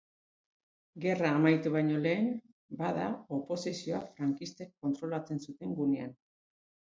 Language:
Basque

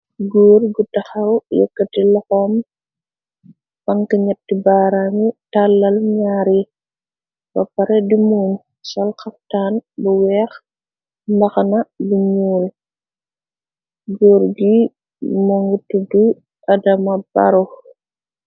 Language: Wolof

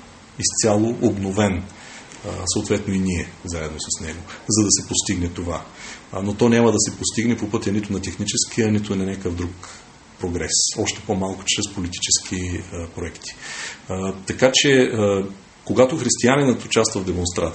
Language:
Bulgarian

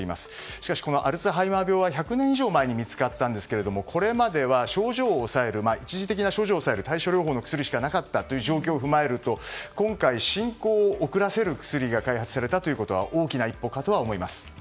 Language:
Japanese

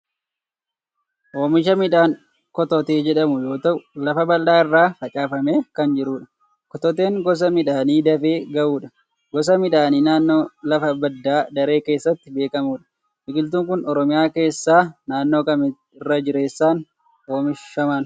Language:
Oromo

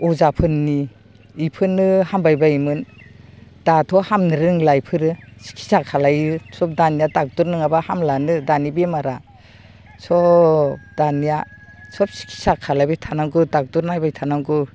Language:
Bodo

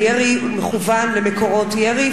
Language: Hebrew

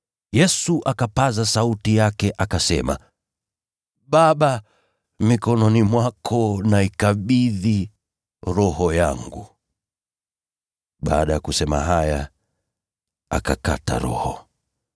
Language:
Swahili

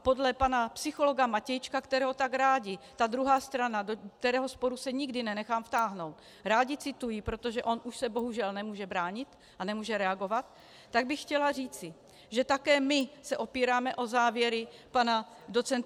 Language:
Czech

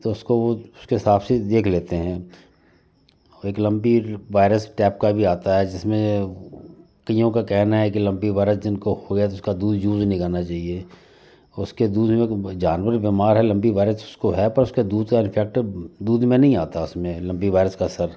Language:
Hindi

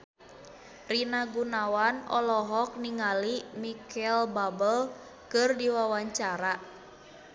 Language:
Sundanese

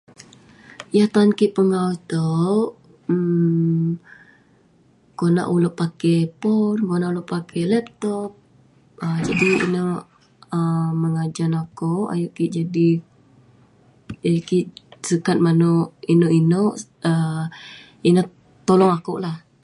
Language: Western Penan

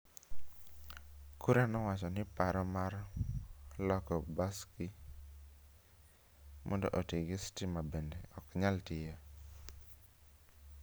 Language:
Luo (Kenya and Tanzania)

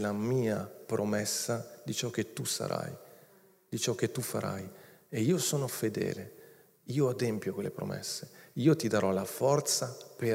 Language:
Italian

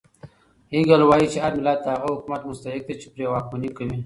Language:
Pashto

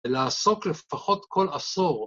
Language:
Hebrew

